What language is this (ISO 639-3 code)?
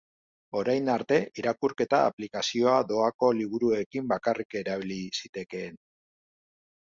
eus